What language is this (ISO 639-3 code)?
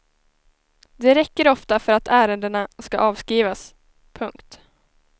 swe